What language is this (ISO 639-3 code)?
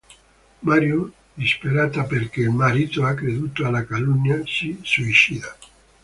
ita